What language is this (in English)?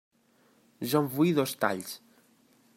Catalan